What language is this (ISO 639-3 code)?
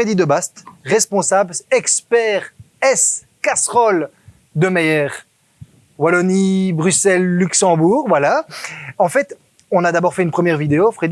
fra